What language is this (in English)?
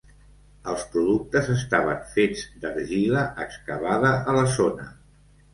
Catalan